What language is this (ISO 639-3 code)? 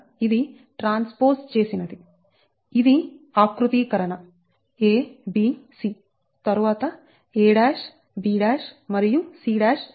tel